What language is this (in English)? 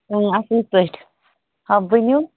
Kashmiri